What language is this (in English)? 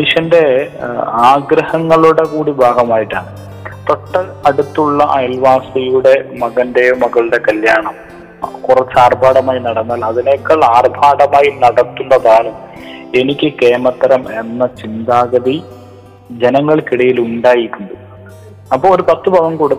Malayalam